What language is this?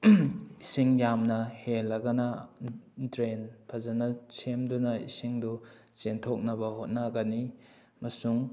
Manipuri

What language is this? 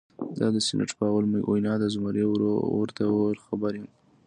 Pashto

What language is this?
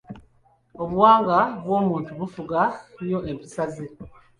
Ganda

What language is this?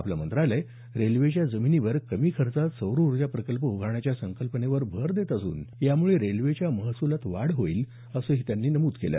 Marathi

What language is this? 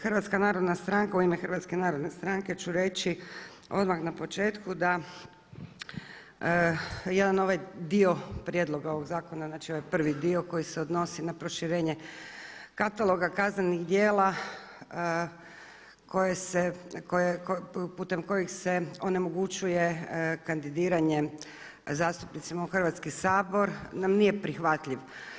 Croatian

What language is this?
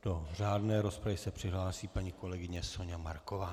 Czech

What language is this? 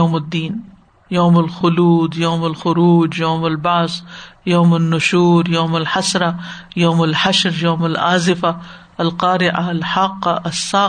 Urdu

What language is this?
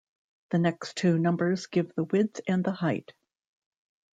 English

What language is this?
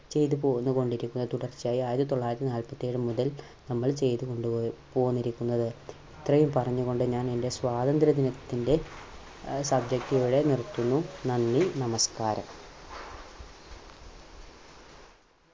Malayalam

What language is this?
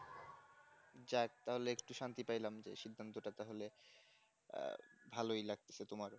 Bangla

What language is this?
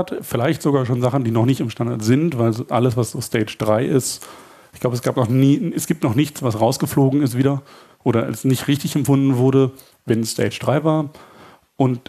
German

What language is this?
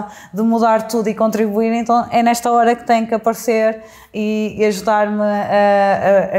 Portuguese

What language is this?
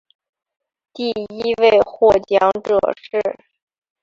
Chinese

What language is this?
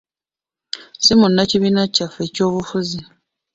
Ganda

